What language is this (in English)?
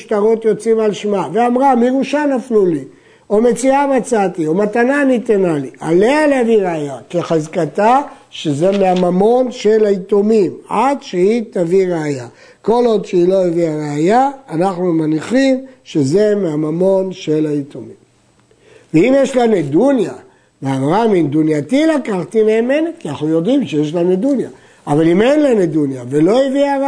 Hebrew